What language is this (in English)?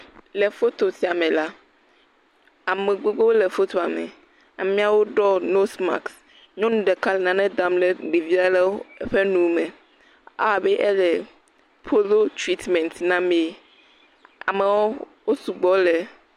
Ewe